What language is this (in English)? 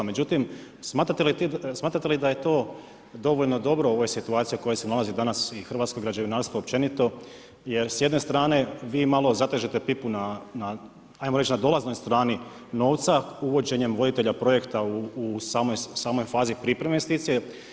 Croatian